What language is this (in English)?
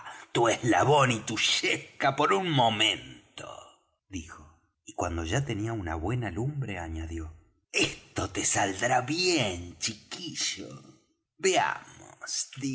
Spanish